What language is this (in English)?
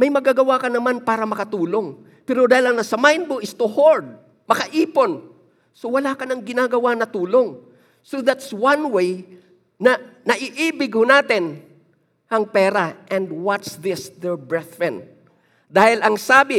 Filipino